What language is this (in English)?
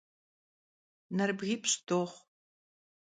Kabardian